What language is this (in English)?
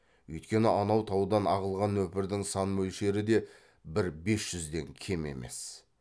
Kazakh